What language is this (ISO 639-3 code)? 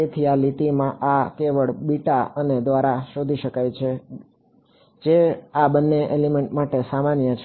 guj